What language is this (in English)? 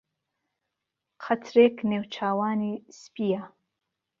Central Kurdish